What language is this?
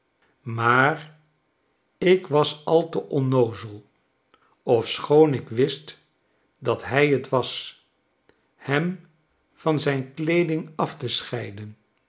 Dutch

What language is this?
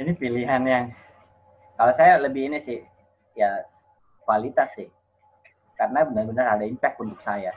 Indonesian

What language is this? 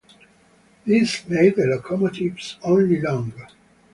English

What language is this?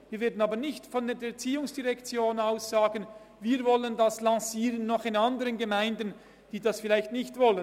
Swiss German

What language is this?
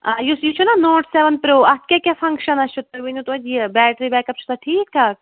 Kashmiri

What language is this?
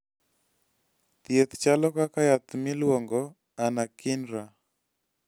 Luo (Kenya and Tanzania)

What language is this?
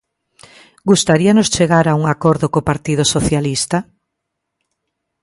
Galician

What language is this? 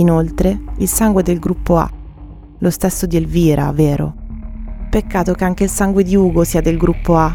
Italian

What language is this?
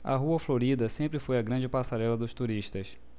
Portuguese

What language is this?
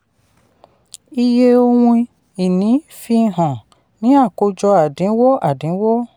Yoruba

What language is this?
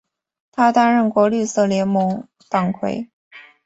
Chinese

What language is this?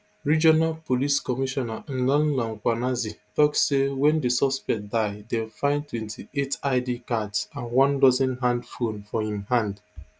Nigerian Pidgin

